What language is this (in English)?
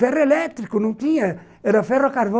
Portuguese